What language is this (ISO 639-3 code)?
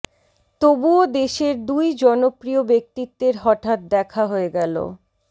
ben